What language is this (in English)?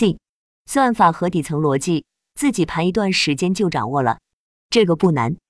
Chinese